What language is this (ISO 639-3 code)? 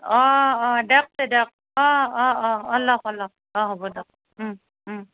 asm